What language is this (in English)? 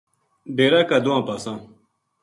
Gujari